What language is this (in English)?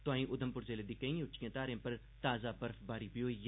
Dogri